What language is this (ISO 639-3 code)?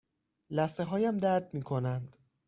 fas